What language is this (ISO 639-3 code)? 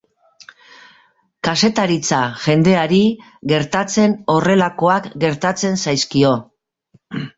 eus